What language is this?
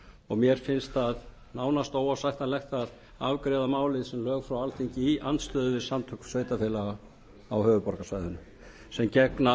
Icelandic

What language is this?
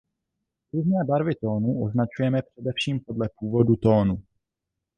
Czech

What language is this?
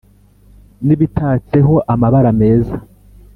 Kinyarwanda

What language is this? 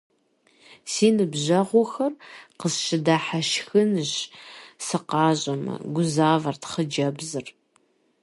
Kabardian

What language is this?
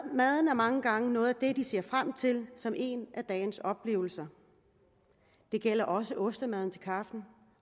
Danish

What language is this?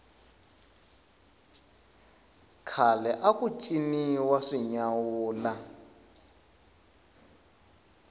Tsonga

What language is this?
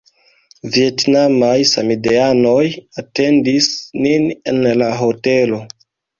Esperanto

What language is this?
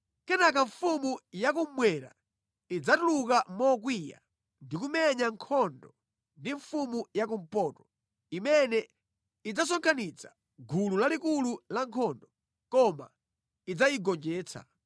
Nyanja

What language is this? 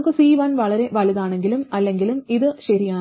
Malayalam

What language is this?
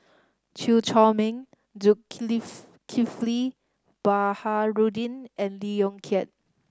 English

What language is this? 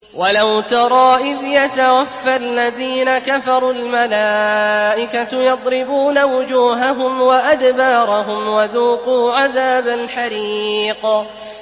Arabic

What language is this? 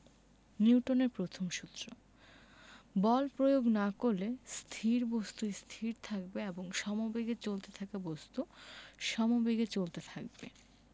Bangla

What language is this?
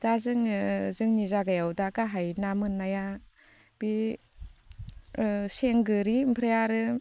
Bodo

